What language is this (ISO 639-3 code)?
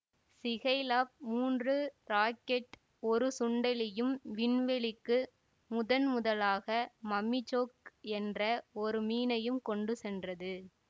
tam